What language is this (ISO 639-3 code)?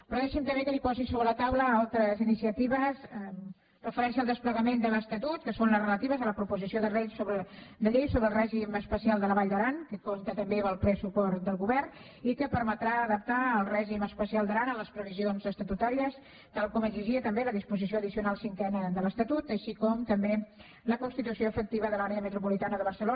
cat